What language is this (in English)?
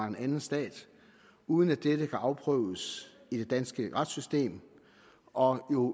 Danish